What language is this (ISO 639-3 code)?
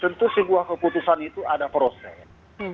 ind